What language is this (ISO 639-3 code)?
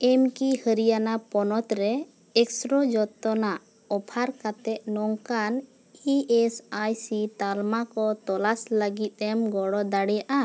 sat